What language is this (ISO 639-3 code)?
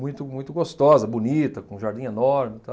por